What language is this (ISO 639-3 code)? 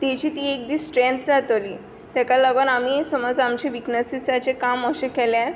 kok